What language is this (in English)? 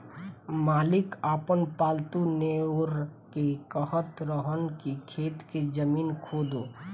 Bhojpuri